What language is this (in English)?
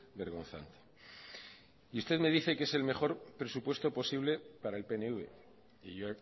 Spanish